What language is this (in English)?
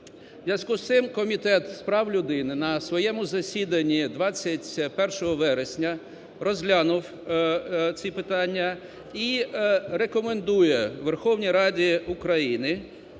Ukrainian